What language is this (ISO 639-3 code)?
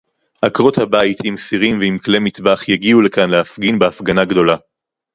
heb